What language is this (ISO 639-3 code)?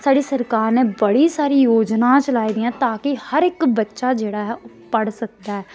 doi